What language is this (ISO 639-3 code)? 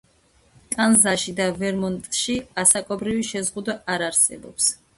kat